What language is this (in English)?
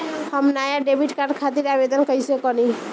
Bhojpuri